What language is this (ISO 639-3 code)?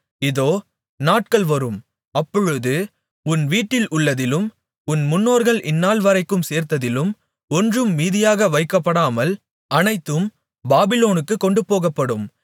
tam